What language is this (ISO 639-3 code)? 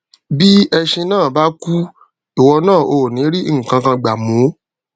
yor